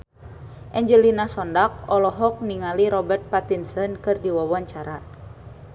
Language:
Sundanese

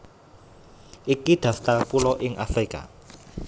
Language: Javanese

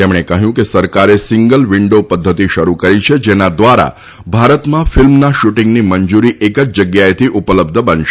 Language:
Gujarati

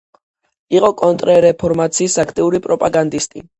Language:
Georgian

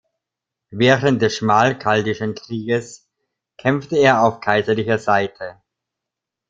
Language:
German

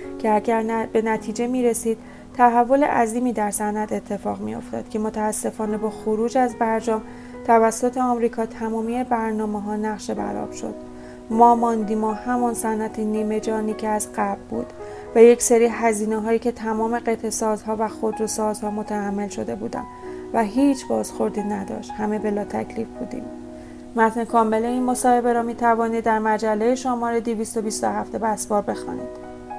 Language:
Persian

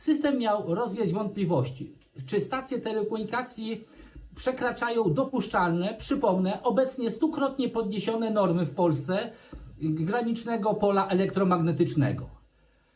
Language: Polish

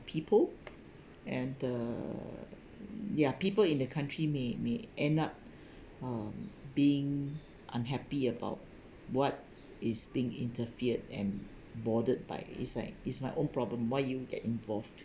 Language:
English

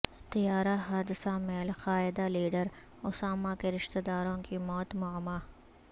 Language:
Urdu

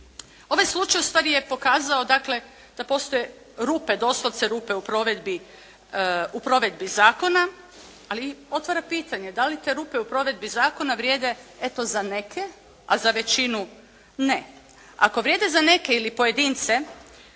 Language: Croatian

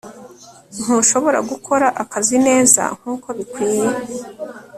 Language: Kinyarwanda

